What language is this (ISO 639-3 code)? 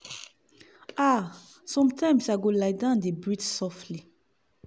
pcm